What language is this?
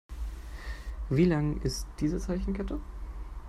German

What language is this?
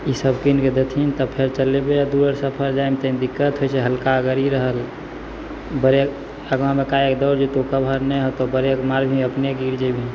Maithili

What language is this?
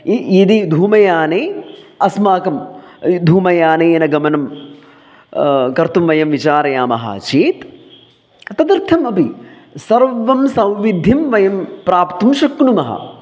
Sanskrit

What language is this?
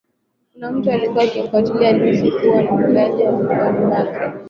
Swahili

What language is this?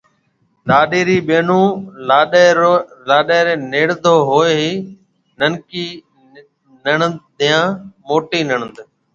Marwari (Pakistan)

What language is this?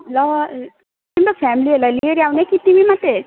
Nepali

